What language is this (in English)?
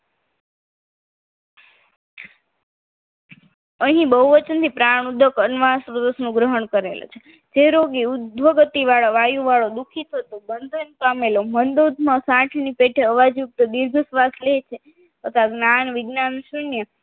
Gujarati